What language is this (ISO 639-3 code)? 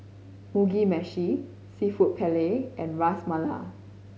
eng